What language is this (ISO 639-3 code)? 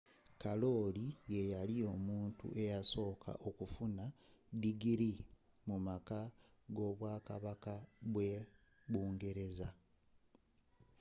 lug